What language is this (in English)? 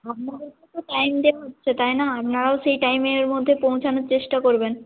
Bangla